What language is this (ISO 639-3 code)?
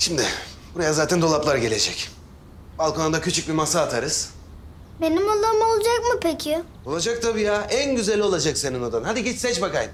tur